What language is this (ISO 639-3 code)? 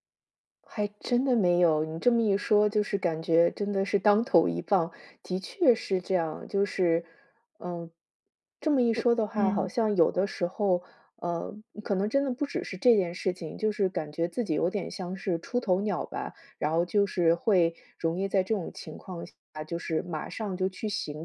zho